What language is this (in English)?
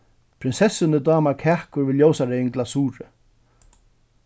Faroese